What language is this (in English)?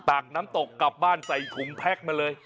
Thai